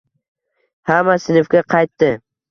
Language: Uzbek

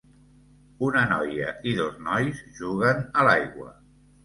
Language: Catalan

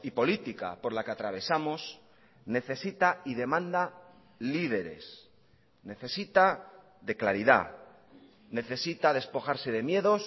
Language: Spanish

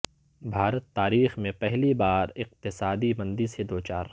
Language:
Urdu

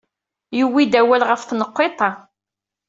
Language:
Kabyle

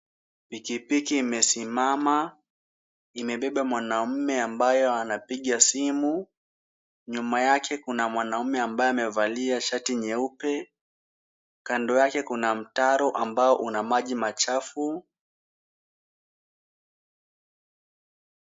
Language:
Swahili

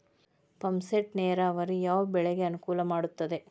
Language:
Kannada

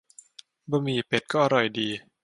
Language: Thai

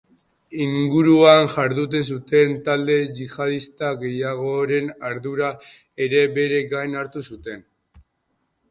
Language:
Basque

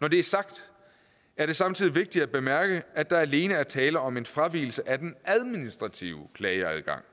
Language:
Danish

